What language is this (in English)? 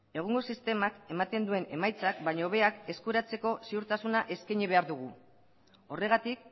Basque